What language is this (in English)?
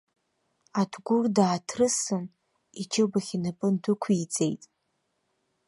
Abkhazian